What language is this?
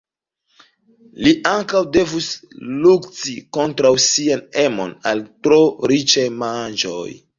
Esperanto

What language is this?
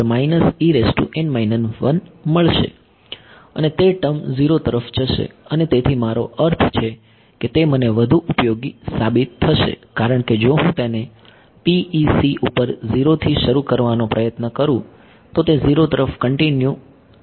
Gujarati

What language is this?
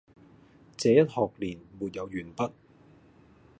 Cantonese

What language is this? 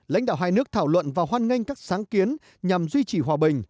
Vietnamese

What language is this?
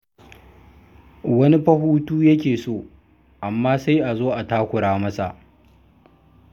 Hausa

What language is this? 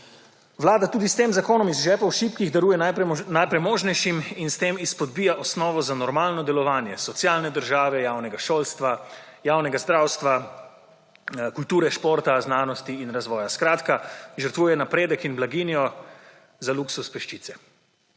Slovenian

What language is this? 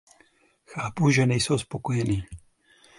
Czech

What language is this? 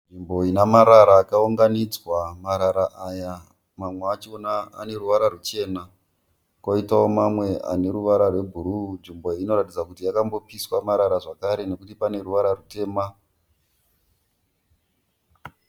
Shona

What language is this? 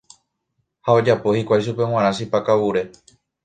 Guarani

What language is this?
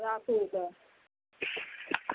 Maithili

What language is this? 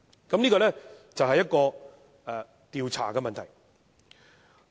Cantonese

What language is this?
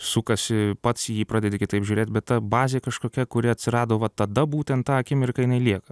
Lithuanian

